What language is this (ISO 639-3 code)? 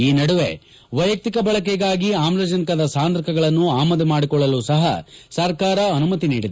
kan